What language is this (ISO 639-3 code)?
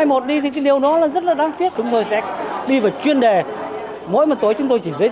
vie